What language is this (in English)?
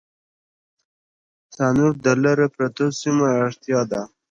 Pashto